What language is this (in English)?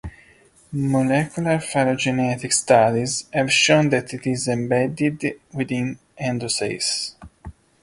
English